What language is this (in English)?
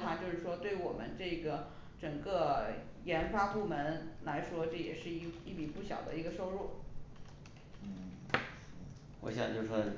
Chinese